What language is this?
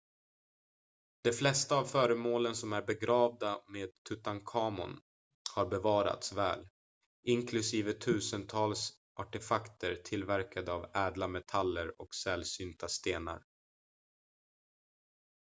Swedish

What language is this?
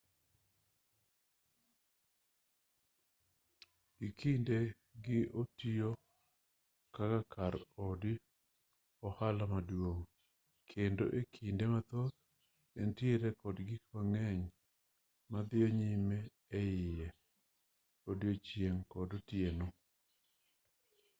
Luo (Kenya and Tanzania)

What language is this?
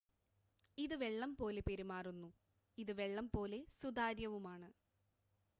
Malayalam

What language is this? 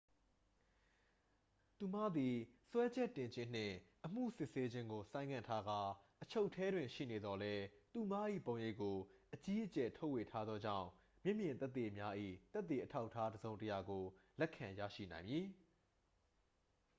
Burmese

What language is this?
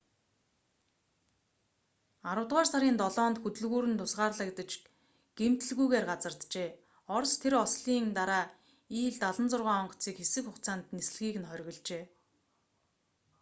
Mongolian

